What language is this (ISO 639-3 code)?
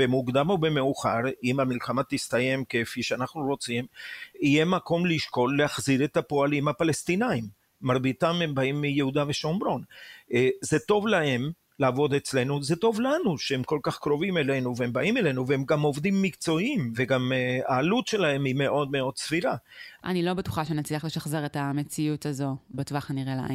heb